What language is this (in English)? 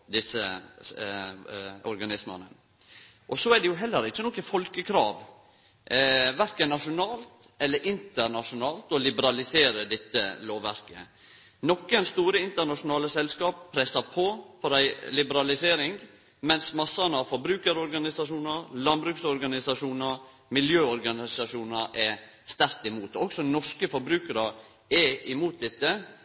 Norwegian Nynorsk